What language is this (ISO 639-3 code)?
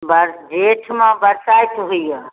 mai